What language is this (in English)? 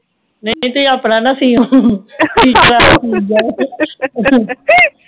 Punjabi